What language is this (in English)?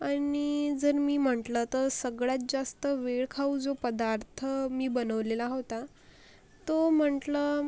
Marathi